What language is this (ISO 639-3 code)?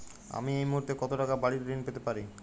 ben